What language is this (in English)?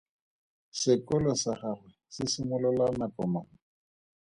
Tswana